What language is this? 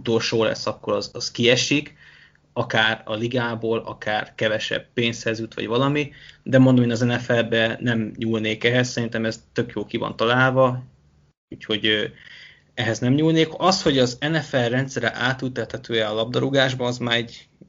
Hungarian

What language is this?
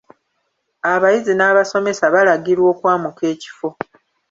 Ganda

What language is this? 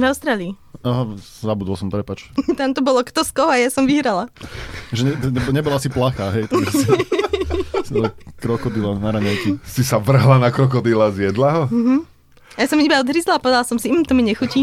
Slovak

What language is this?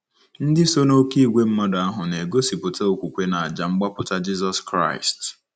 Igbo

